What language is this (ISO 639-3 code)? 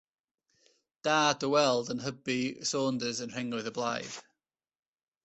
cym